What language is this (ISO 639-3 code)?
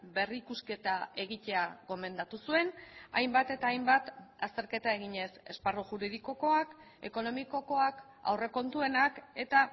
eus